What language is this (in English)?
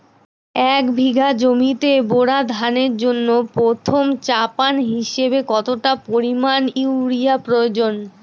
Bangla